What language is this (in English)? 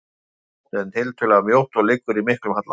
Icelandic